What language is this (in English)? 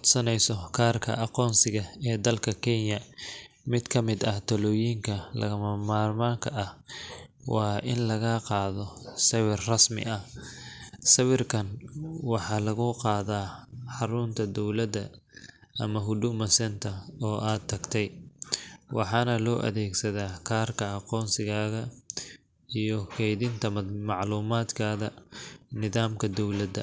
Somali